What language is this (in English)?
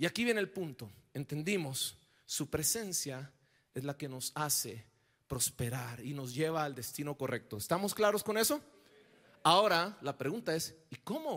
Spanish